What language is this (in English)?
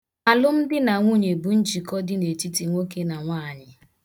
Igbo